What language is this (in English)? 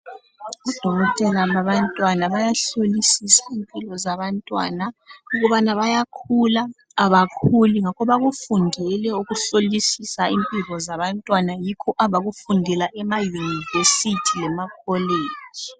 North Ndebele